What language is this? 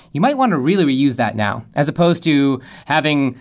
English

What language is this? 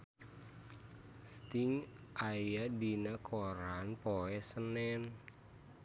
Sundanese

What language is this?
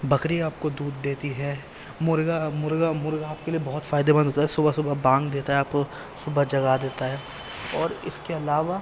Urdu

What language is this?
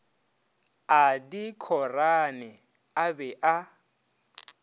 Northern Sotho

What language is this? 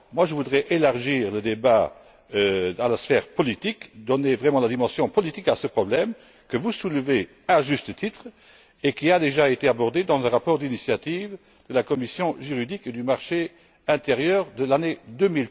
French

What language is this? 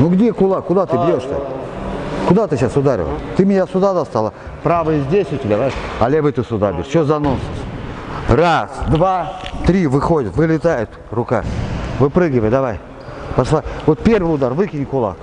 Russian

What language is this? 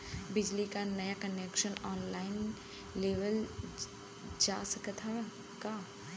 Bhojpuri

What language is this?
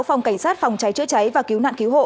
Vietnamese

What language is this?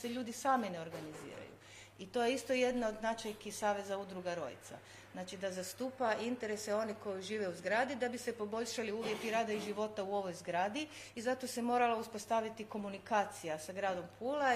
Croatian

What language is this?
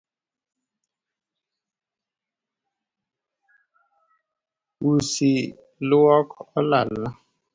Luo (Kenya and Tanzania)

